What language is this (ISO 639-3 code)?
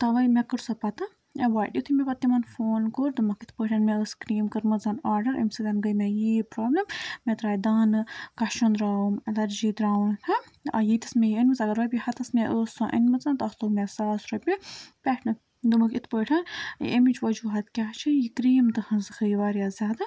kas